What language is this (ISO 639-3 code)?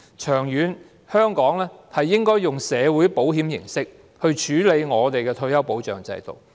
yue